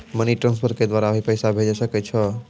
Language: Maithili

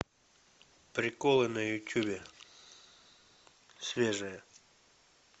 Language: Russian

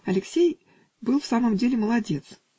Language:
Russian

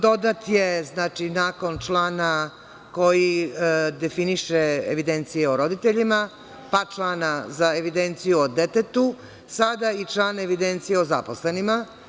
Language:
Serbian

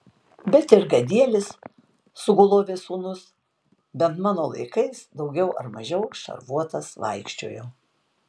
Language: Lithuanian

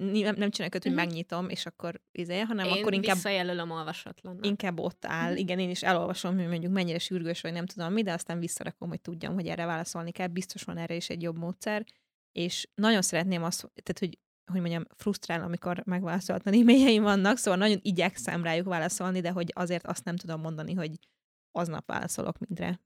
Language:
Hungarian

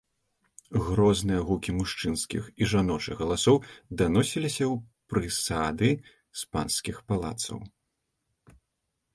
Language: Belarusian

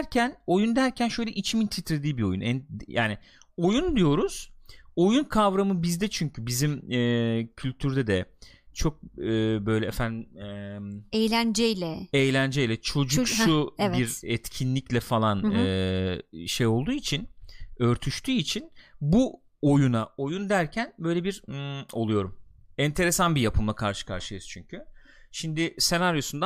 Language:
Turkish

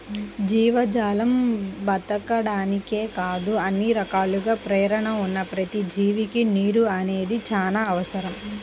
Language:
Telugu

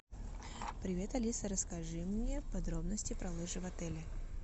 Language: Russian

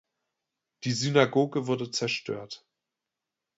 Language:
German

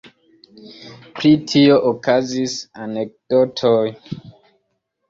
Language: Esperanto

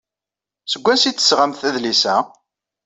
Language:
Kabyle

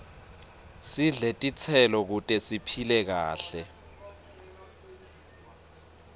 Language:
Swati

